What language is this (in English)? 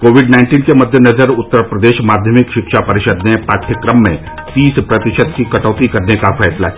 Hindi